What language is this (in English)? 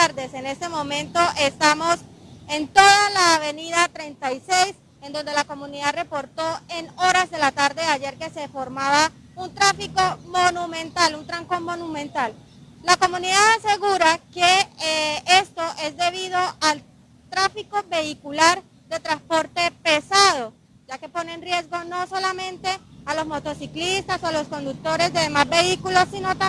Spanish